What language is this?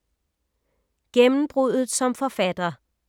Danish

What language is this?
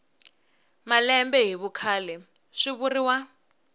Tsonga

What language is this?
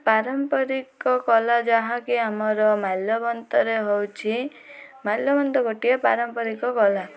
Odia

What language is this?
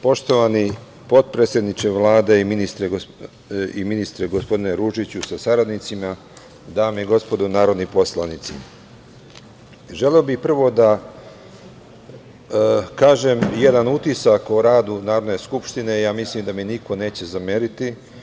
Serbian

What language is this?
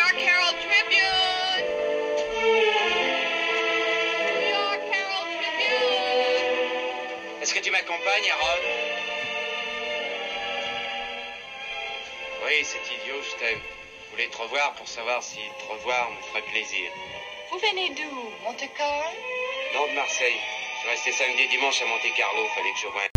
Danish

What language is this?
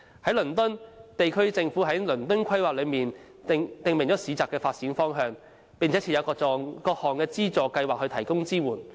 Cantonese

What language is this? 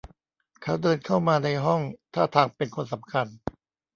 Thai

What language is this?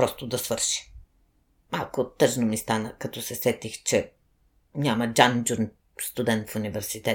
Bulgarian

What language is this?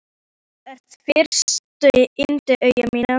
Icelandic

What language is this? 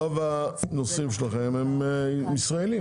Hebrew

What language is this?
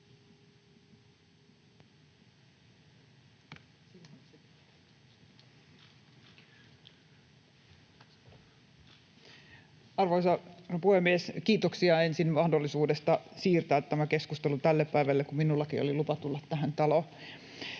Finnish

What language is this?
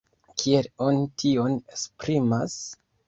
Esperanto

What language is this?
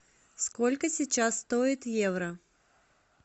Russian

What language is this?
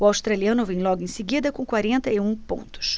Portuguese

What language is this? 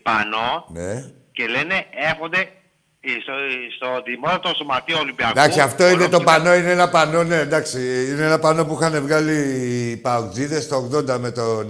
Greek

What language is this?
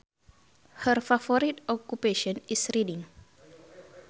Sundanese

